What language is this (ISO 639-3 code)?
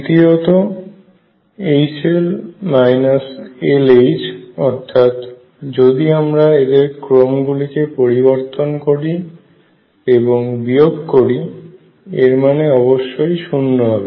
ben